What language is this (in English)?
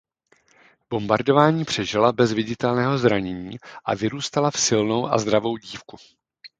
Czech